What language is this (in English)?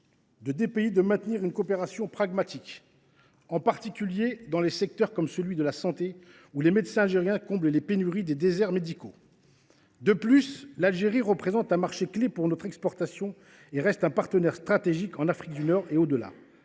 French